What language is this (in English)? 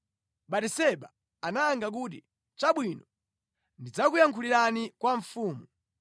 Nyanja